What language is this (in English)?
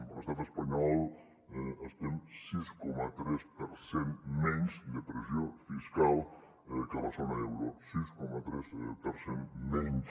Catalan